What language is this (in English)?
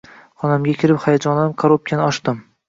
Uzbek